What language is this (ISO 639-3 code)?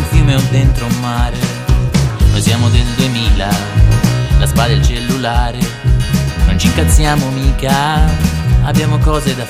ita